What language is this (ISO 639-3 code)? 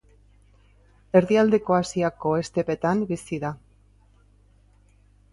eus